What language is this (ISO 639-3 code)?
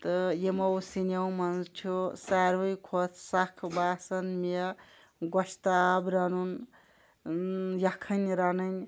kas